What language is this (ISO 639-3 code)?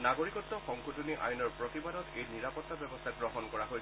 asm